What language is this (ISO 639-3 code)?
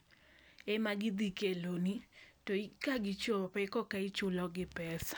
luo